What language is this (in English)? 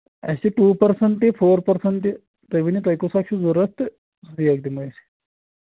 Kashmiri